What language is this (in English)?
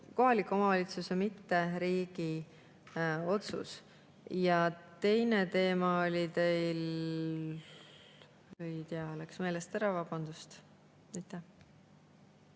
Estonian